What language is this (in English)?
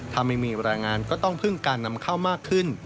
Thai